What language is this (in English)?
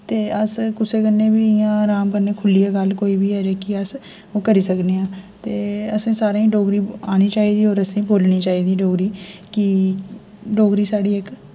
Dogri